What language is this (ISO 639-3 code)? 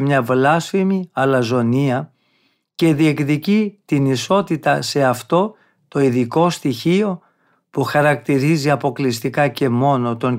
ell